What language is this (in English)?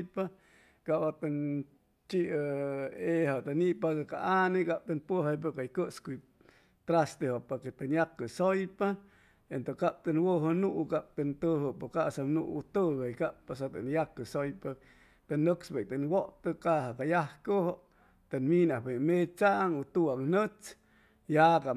Chimalapa Zoque